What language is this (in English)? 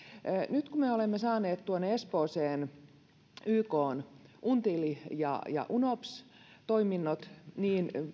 Finnish